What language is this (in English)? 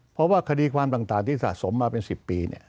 Thai